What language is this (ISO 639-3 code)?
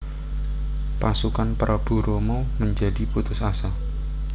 jav